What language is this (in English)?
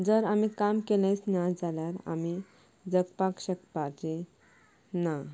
Konkani